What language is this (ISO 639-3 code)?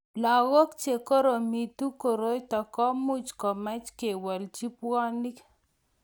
kln